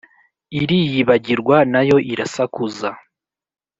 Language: Kinyarwanda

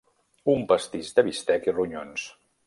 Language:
Catalan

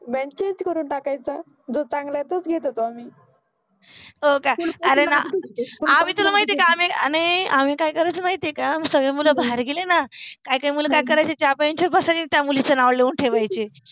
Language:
Marathi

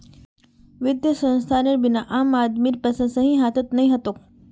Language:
Magahi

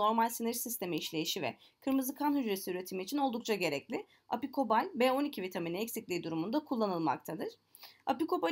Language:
Turkish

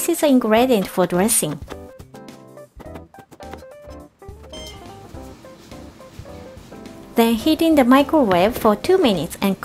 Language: Japanese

